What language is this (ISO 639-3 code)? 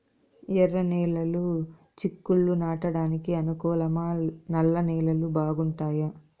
tel